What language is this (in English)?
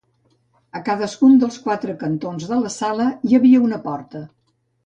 Catalan